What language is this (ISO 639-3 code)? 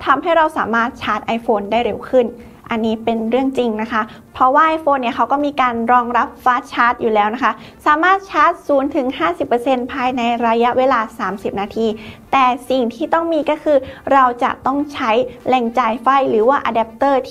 tha